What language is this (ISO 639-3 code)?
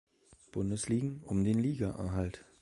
deu